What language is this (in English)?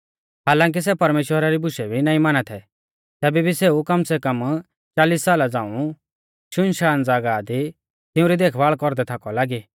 Mahasu Pahari